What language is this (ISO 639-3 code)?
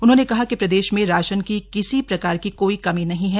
hin